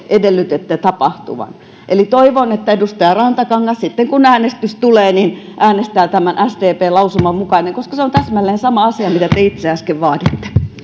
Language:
Finnish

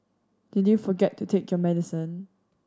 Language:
English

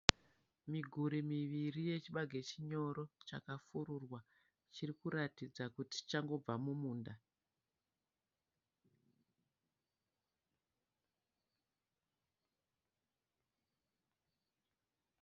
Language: Shona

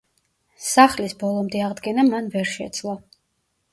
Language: Georgian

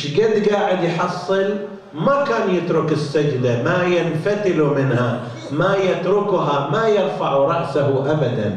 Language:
Arabic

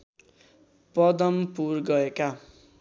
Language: Nepali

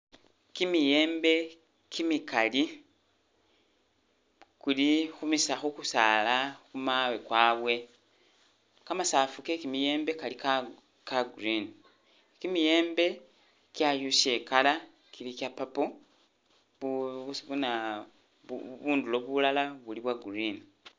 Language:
Masaaba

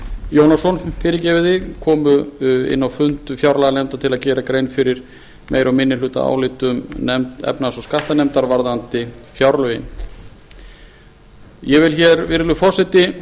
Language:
Icelandic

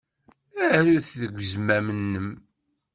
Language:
Kabyle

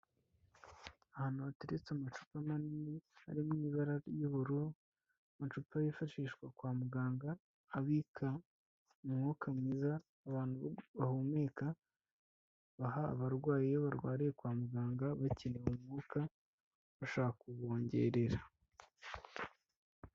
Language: Kinyarwanda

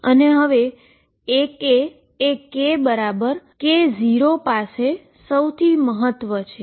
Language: Gujarati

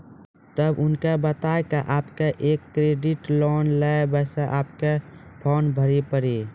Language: Maithili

